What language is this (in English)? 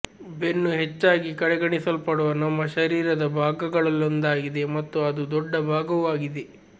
Kannada